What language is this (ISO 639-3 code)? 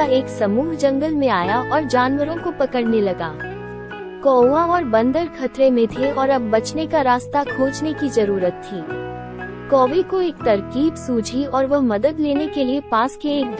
hin